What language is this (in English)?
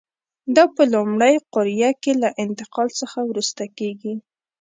Pashto